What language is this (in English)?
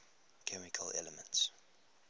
English